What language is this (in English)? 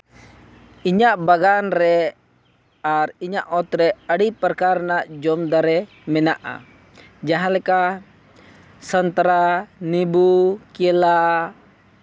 Santali